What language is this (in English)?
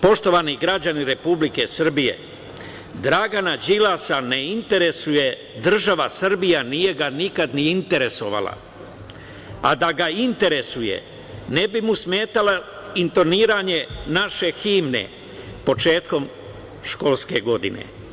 Serbian